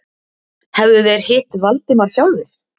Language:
Icelandic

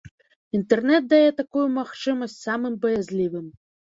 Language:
Belarusian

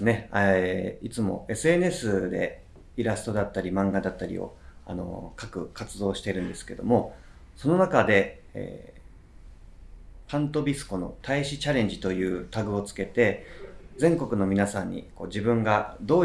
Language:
Japanese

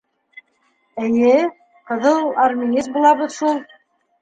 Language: Bashkir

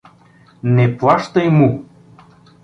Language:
Bulgarian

